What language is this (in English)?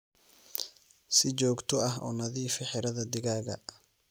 Somali